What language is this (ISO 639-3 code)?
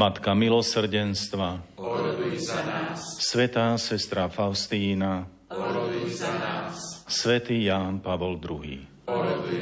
slk